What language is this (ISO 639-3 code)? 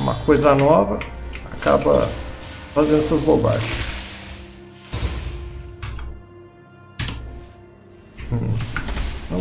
por